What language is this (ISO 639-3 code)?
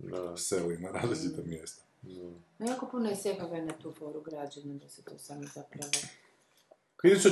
hrv